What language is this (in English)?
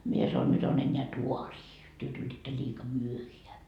Finnish